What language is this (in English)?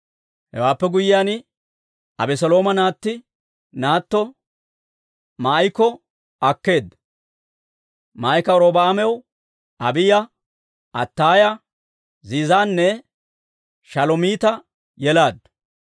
Dawro